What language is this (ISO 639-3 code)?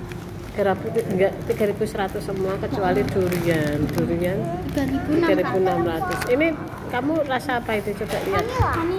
ind